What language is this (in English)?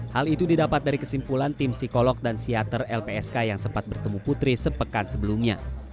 Indonesian